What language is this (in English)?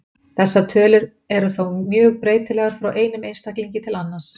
Icelandic